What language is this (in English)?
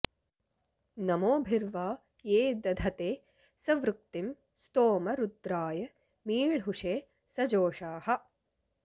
Sanskrit